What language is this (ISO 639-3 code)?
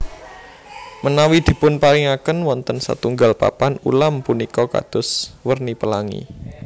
jav